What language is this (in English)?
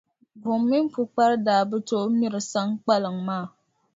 Dagbani